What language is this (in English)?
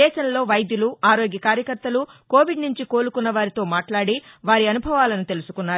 Telugu